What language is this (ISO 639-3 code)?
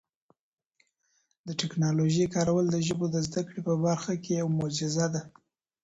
pus